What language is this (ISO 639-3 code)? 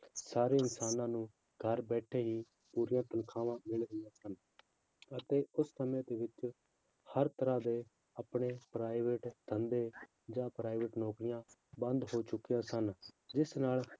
pan